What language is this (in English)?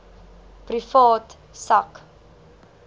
Afrikaans